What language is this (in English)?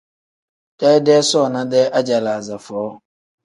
Tem